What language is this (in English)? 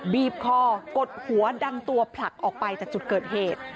Thai